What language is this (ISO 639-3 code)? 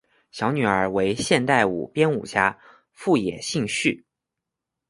zho